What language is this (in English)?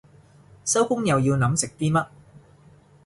Cantonese